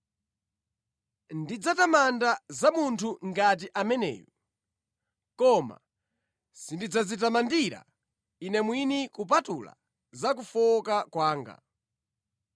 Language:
Nyanja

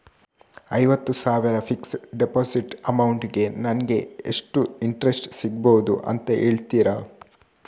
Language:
Kannada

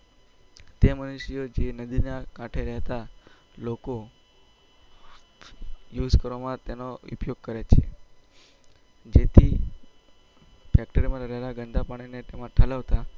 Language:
Gujarati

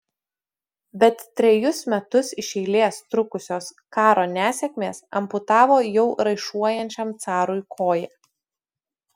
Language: Lithuanian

